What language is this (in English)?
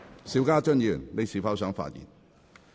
Cantonese